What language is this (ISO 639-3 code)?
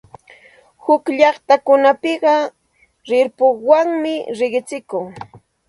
qxt